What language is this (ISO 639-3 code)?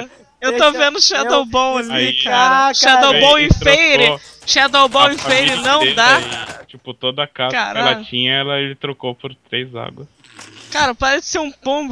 por